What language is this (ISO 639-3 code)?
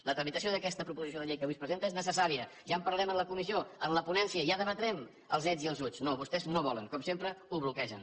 cat